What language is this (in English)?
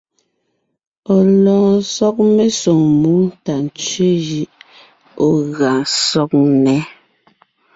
Ngiemboon